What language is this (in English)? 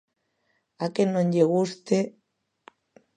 Galician